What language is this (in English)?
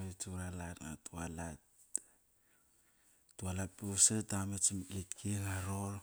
Kairak